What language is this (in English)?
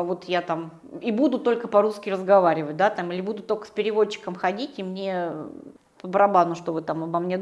Russian